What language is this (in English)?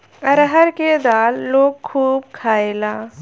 Bhojpuri